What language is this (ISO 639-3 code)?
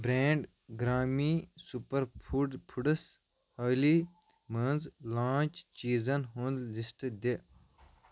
kas